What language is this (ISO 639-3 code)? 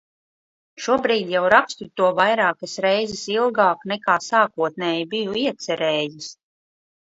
lav